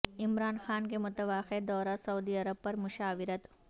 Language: Urdu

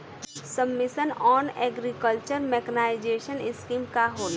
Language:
Bhojpuri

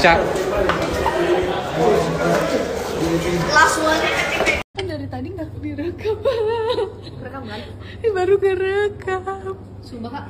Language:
Indonesian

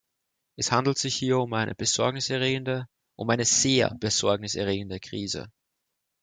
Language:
German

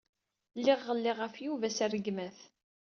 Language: Kabyle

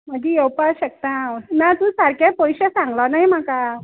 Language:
Konkani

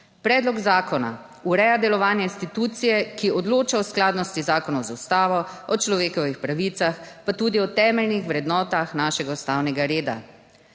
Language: Slovenian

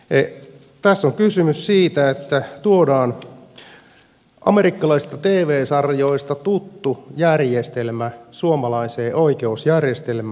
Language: Finnish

